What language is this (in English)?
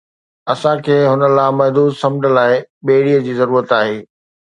Sindhi